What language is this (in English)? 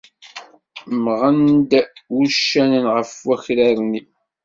Kabyle